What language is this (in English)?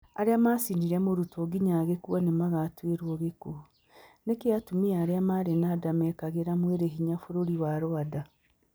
Kikuyu